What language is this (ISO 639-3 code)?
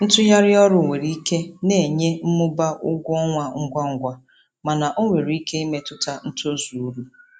ibo